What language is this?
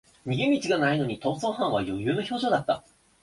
Japanese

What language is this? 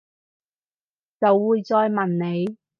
Cantonese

